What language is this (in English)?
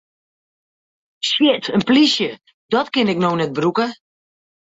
Western Frisian